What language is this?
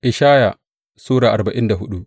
Hausa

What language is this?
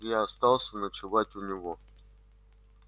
Russian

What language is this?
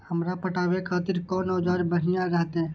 Maithili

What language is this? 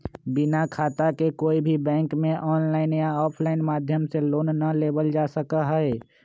Magahi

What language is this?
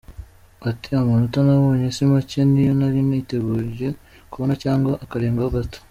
Kinyarwanda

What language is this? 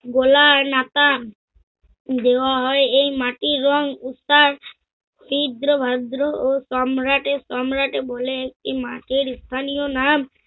Bangla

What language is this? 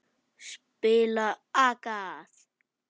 Icelandic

